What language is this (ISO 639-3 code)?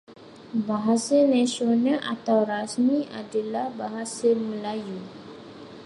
msa